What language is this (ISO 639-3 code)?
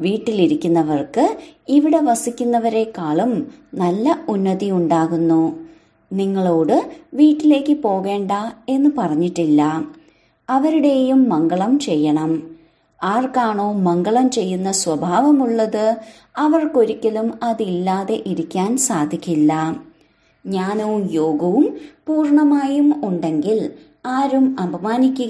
mal